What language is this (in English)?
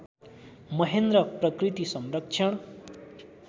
Nepali